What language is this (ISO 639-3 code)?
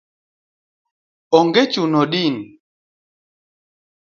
luo